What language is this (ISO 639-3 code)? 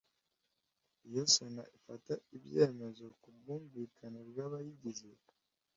kin